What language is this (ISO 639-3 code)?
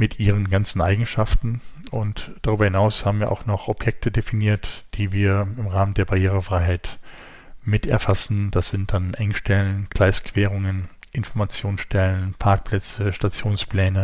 deu